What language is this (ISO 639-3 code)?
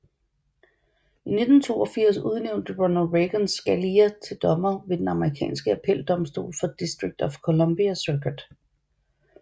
dan